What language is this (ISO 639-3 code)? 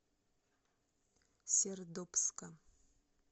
rus